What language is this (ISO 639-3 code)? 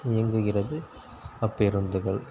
tam